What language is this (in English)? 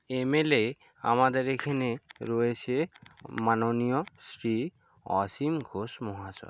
Bangla